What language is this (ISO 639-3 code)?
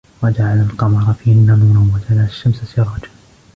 ara